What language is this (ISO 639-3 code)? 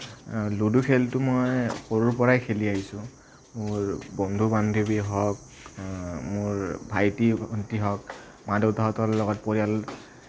asm